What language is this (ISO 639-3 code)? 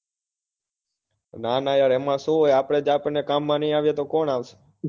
guj